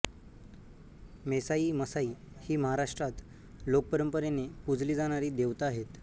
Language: Marathi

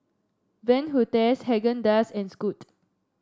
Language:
English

